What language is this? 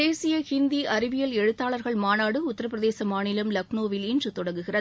Tamil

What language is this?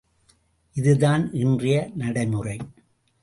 Tamil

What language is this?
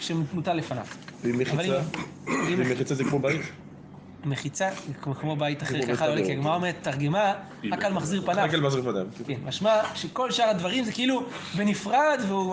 Hebrew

